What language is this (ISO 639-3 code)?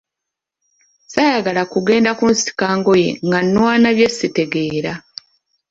lug